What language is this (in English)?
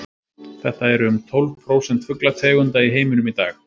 Icelandic